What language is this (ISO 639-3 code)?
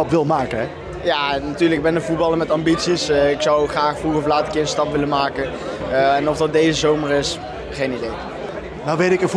nld